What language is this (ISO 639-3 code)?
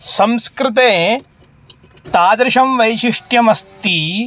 san